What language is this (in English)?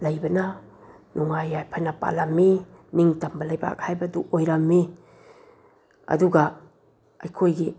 Manipuri